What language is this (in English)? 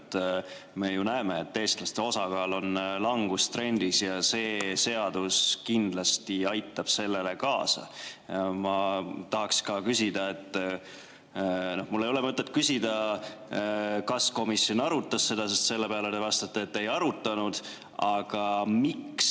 Estonian